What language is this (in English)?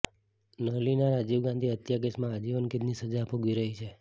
Gujarati